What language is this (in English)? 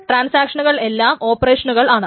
Malayalam